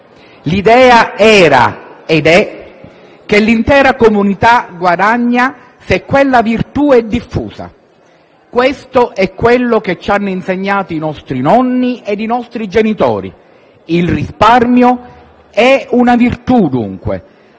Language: Italian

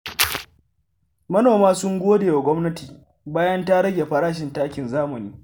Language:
Hausa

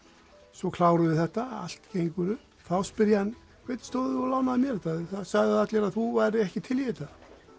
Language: Icelandic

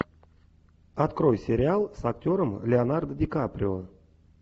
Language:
Russian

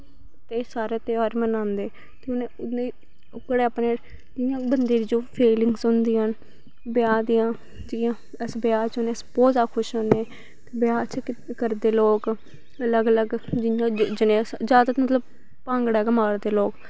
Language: Dogri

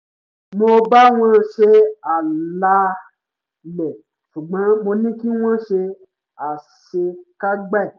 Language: Yoruba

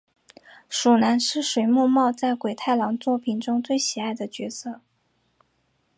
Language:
Chinese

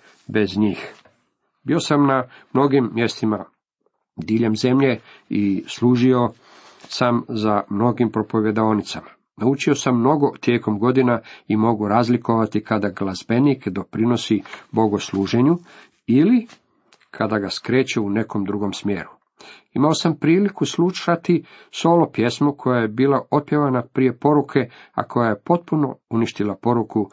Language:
Croatian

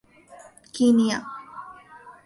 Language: Urdu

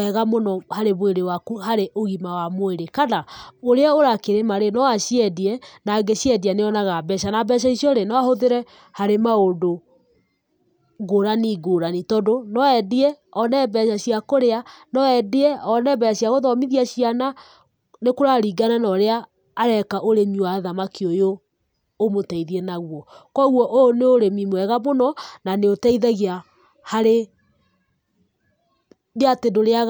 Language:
Kikuyu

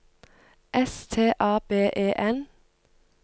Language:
Norwegian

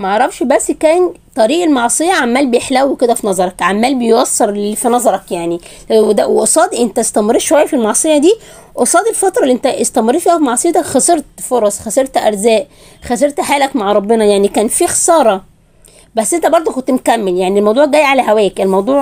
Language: Arabic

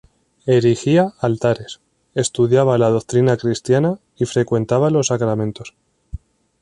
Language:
Spanish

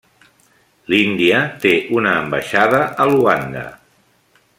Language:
Catalan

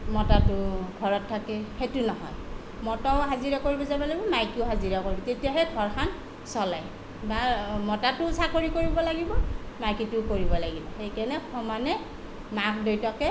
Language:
Assamese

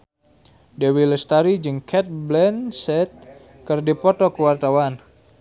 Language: Sundanese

